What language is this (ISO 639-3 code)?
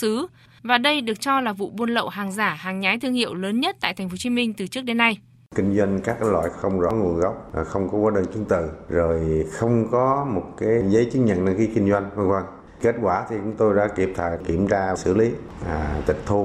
vie